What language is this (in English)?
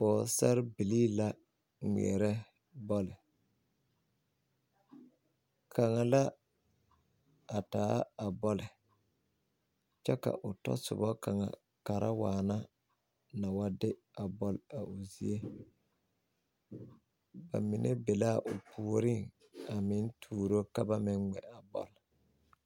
Southern Dagaare